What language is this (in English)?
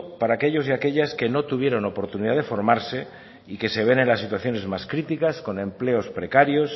Spanish